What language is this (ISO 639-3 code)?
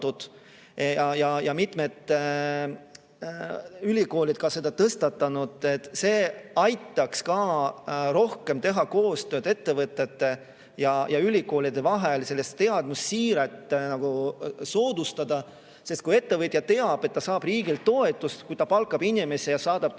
est